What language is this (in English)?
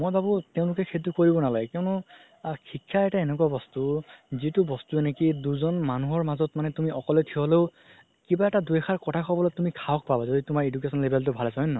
Assamese